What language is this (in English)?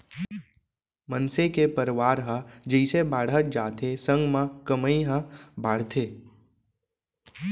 Chhattisgarhi